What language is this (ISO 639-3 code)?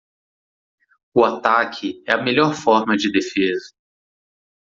por